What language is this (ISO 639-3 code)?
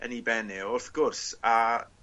cym